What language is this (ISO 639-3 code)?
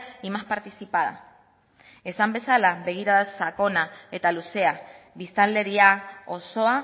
eus